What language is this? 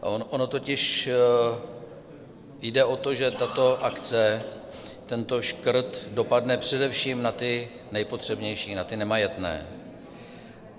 Czech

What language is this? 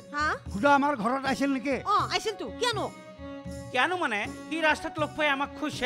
Hindi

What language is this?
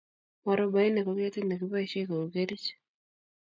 Kalenjin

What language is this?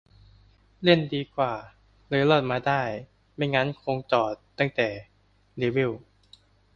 Thai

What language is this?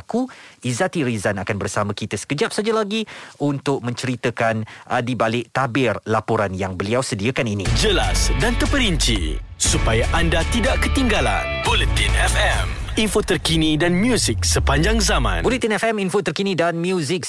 Malay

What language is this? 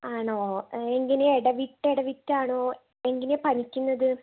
Malayalam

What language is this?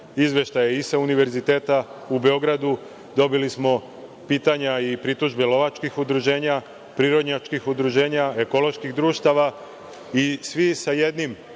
Serbian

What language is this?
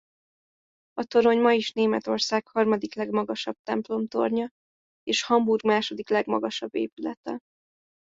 Hungarian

